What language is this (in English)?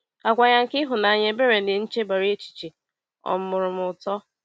Igbo